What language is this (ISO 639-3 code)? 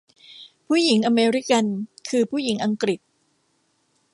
tha